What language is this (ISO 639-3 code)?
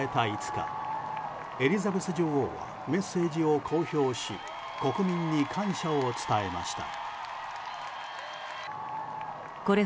jpn